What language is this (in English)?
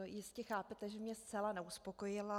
Czech